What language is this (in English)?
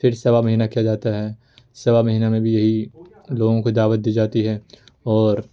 Urdu